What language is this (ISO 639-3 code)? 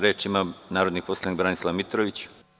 srp